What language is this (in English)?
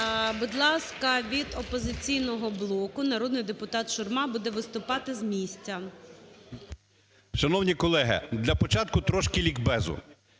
Ukrainian